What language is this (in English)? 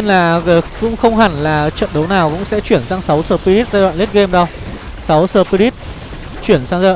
Vietnamese